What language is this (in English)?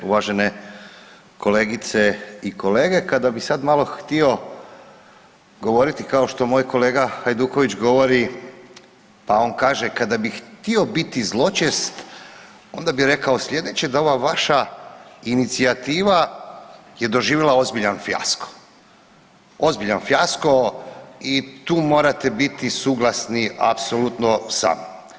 Croatian